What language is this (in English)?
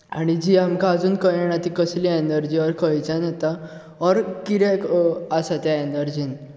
Konkani